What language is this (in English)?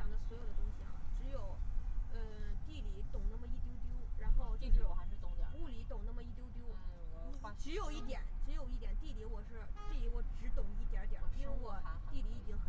Chinese